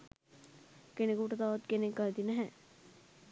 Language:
Sinhala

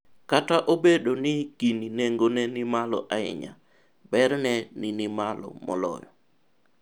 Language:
Luo (Kenya and Tanzania)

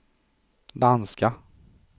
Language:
Swedish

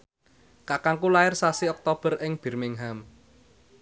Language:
Javanese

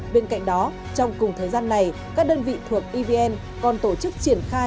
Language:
Vietnamese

